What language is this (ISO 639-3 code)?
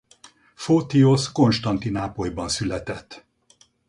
hun